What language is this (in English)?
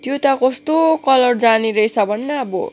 Nepali